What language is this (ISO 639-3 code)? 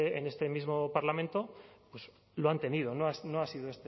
spa